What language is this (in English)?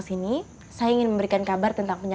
Indonesian